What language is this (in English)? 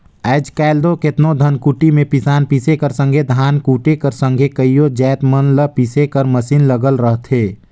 Chhattisgarhi